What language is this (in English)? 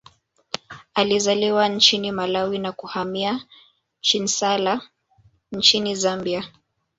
Swahili